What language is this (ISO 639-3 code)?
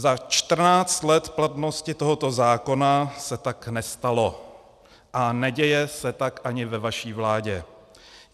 ces